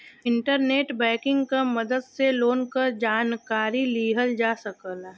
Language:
Bhojpuri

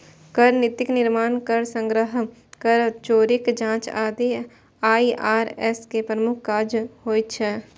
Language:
Maithili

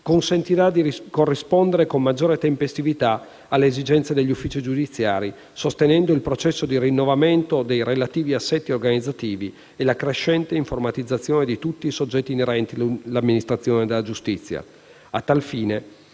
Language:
Italian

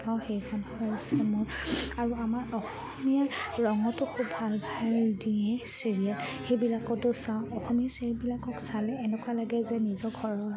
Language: Assamese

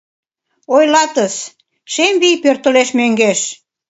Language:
Mari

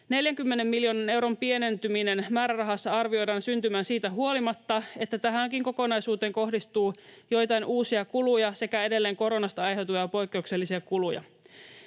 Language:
Finnish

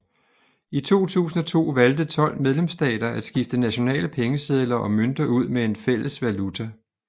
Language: Danish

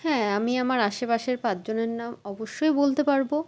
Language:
Bangla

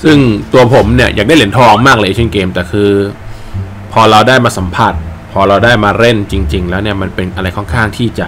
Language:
Thai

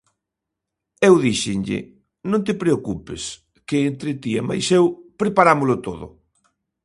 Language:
Galician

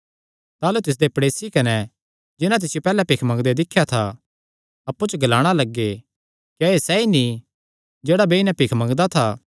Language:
Kangri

